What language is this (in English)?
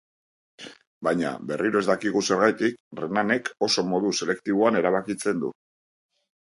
Basque